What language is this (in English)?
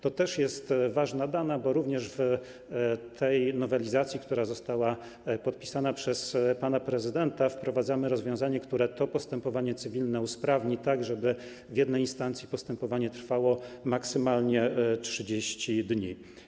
Polish